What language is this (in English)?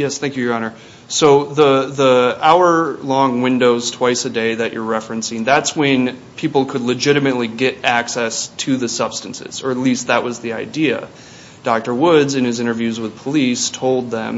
English